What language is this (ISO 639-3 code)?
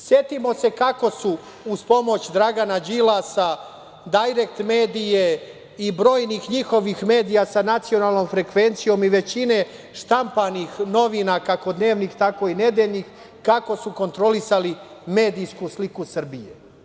srp